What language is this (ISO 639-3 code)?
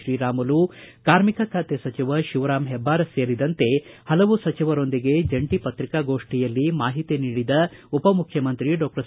kan